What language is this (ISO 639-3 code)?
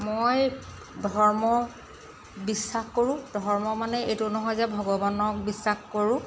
asm